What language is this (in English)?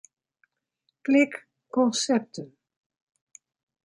Western Frisian